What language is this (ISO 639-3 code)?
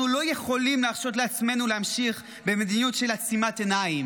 heb